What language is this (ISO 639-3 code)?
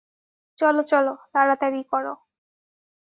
ben